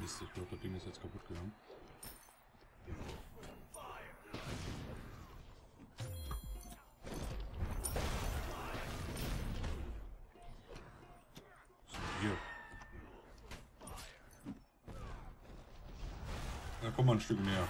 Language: German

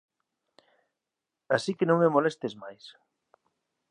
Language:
Galician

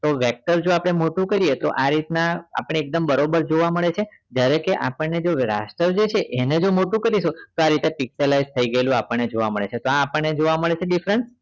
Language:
Gujarati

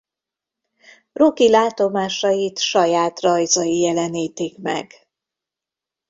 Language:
Hungarian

